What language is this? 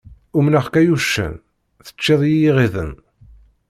Kabyle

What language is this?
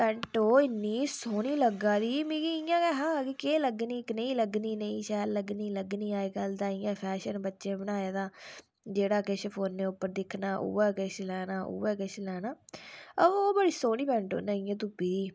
Dogri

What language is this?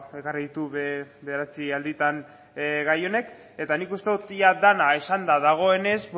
Basque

